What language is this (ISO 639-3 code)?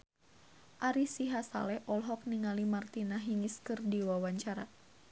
sun